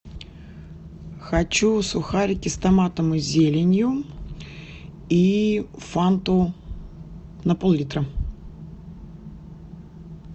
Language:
Russian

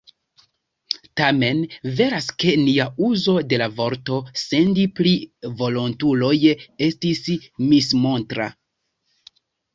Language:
Esperanto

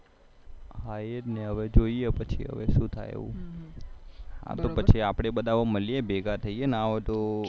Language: Gujarati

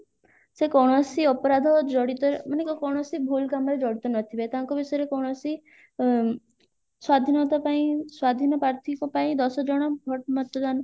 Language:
Odia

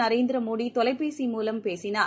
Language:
Tamil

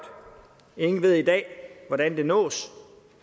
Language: Danish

